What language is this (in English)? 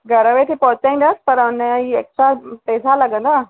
Sindhi